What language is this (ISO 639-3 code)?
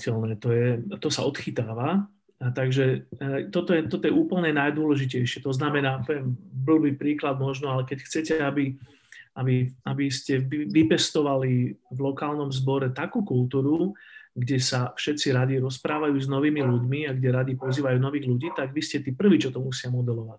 slk